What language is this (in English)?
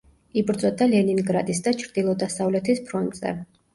Georgian